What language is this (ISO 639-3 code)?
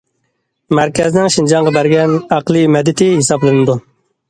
uig